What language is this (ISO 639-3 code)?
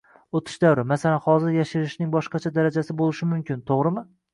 uzb